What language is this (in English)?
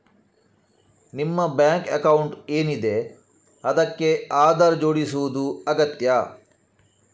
Kannada